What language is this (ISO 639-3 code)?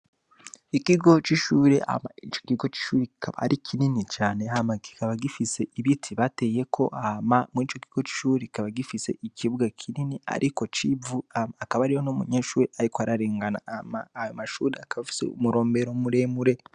run